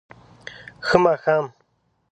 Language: Pashto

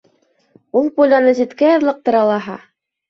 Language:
Bashkir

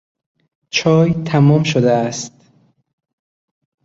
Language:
Persian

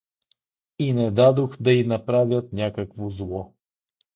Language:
Bulgarian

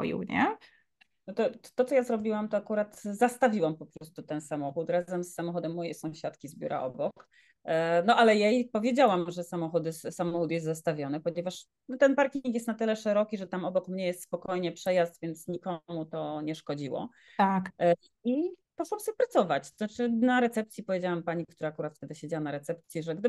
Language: Polish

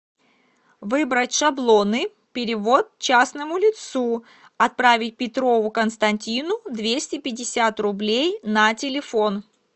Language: Russian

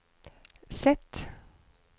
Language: Norwegian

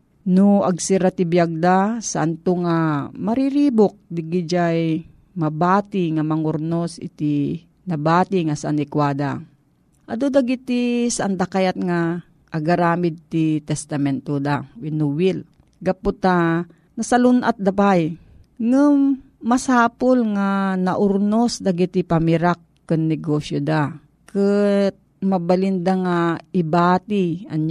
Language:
Filipino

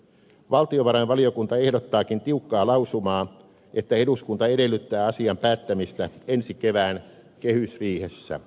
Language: Finnish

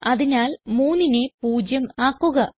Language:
Malayalam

